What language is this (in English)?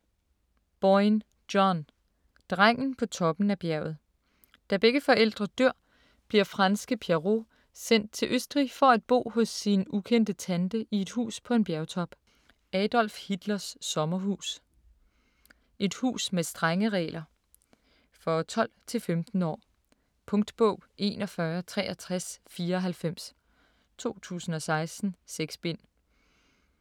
Danish